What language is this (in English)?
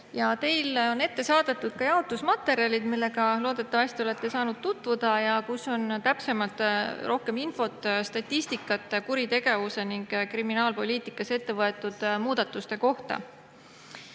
Estonian